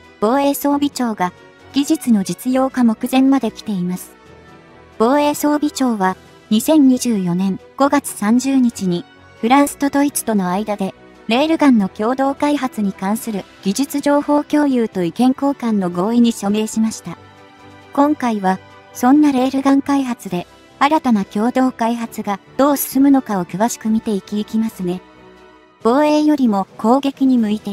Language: Japanese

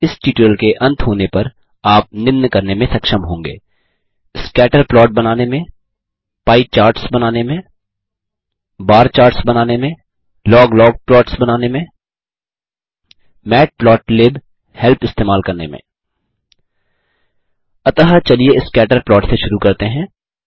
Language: Hindi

